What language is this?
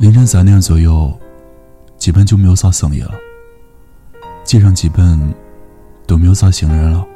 Chinese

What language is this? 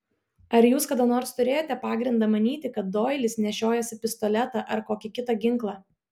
Lithuanian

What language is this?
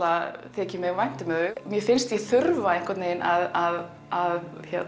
Icelandic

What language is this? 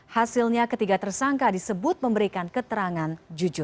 Indonesian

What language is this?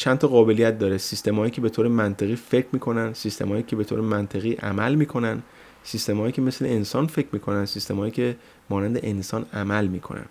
Persian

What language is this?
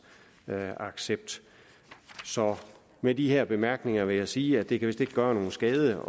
Danish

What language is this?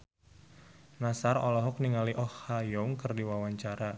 Sundanese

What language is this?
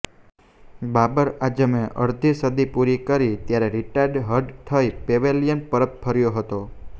Gujarati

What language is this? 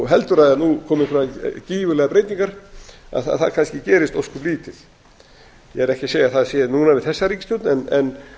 Icelandic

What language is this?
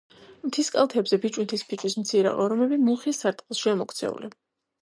Georgian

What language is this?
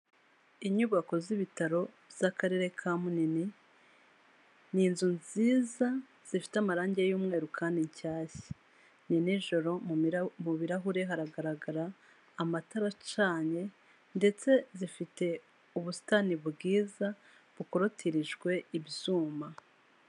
Kinyarwanda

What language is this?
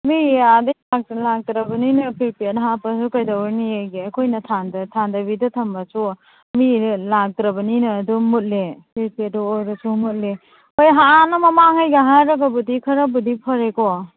Manipuri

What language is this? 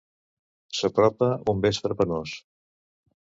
Catalan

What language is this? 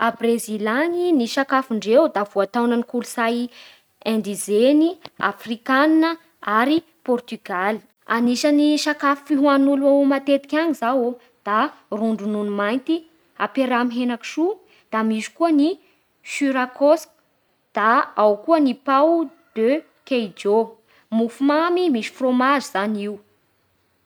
Bara Malagasy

